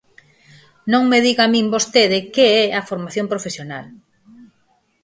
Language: Galician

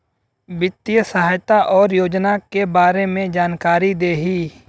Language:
Bhojpuri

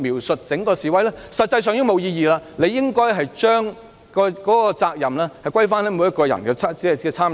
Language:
Cantonese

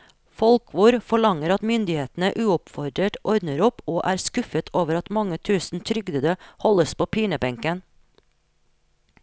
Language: Norwegian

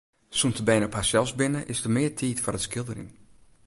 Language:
Western Frisian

